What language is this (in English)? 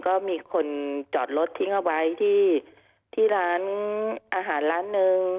Thai